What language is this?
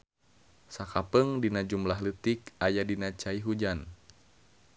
Sundanese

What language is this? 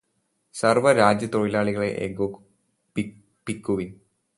Malayalam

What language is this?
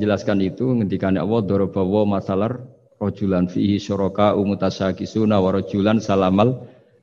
Indonesian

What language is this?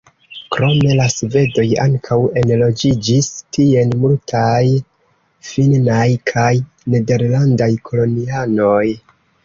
Esperanto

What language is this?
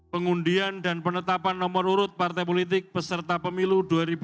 Indonesian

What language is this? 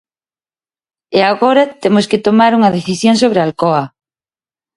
Galician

